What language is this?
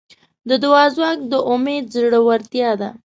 Pashto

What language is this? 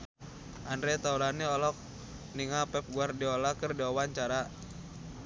Sundanese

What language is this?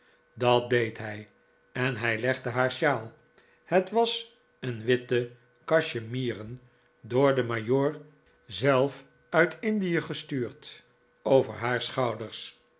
Dutch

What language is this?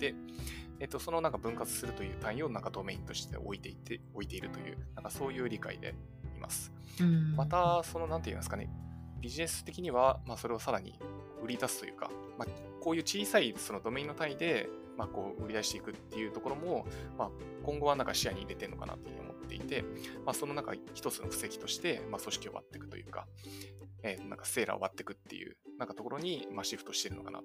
Japanese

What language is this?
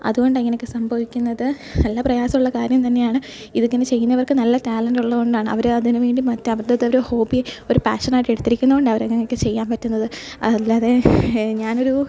Malayalam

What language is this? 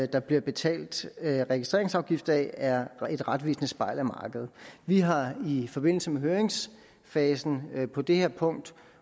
Danish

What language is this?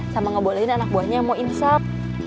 Indonesian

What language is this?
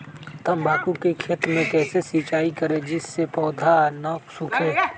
Magahi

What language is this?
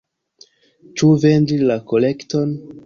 Esperanto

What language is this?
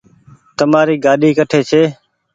Goaria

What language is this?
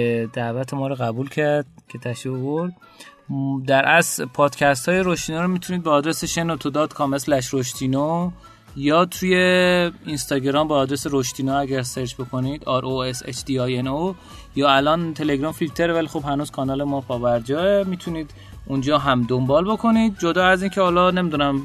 Persian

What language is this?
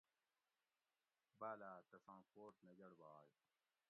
Gawri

